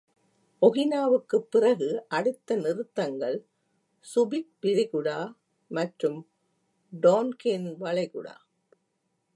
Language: Tamil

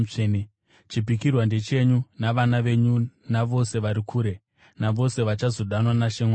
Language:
Shona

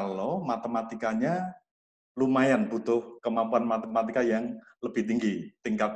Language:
Indonesian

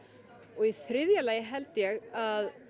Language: Icelandic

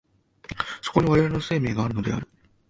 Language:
Japanese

